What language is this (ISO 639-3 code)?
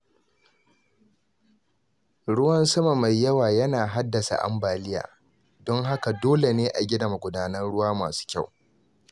hau